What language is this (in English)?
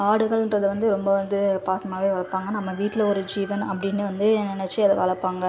Tamil